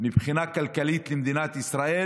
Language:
Hebrew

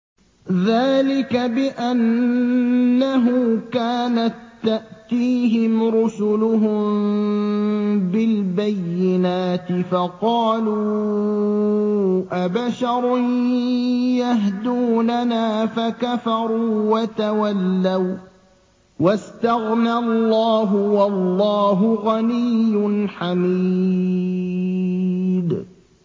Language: Arabic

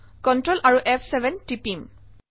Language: Assamese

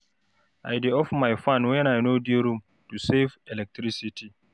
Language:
Nigerian Pidgin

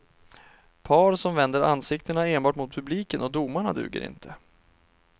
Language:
Swedish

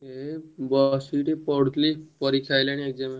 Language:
Odia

